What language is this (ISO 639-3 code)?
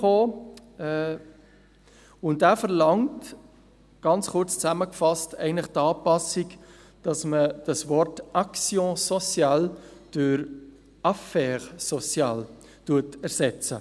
gsw